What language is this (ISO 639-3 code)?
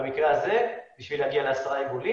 heb